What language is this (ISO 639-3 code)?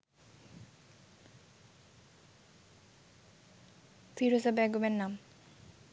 ben